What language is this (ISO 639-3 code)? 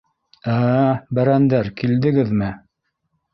bak